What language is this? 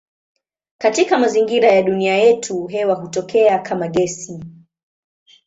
Swahili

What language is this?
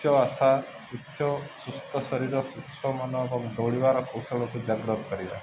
Odia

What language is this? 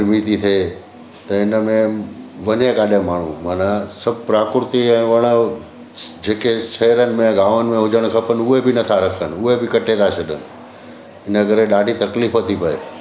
Sindhi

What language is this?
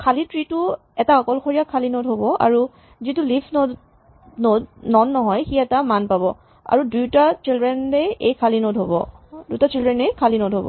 Assamese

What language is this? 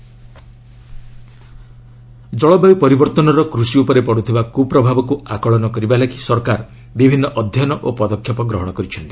Odia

